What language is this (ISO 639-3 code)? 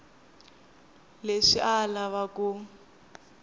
tso